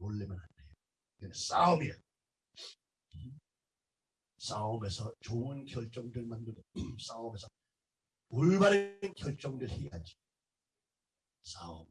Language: Korean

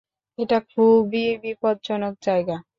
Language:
Bangla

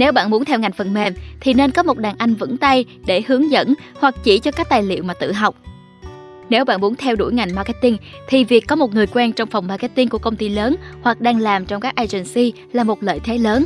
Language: Vietnamese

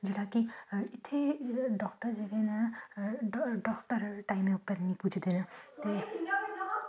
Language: Dogri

